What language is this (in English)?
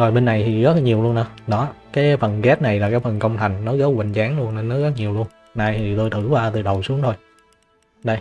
Vietnamese